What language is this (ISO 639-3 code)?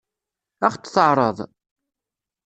kab